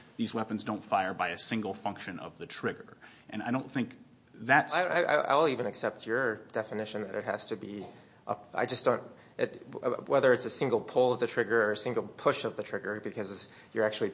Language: English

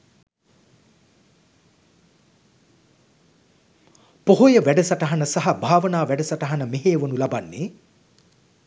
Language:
Sinhala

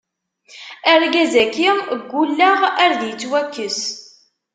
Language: Kabyle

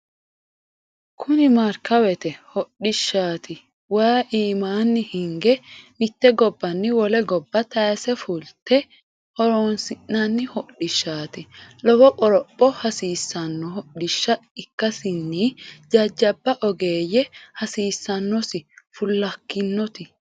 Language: Sidamo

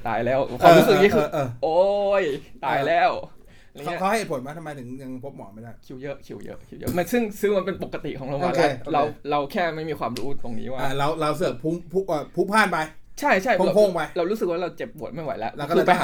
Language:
Thai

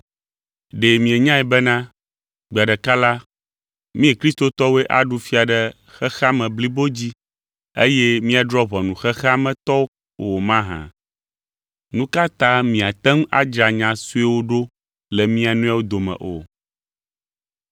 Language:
Ewe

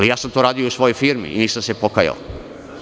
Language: Serbian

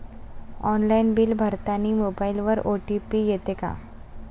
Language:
Marathi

